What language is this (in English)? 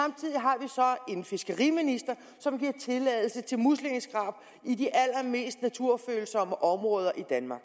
Danish